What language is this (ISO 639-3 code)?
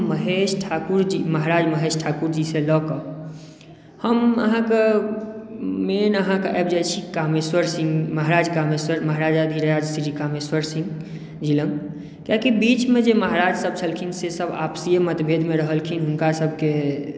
mai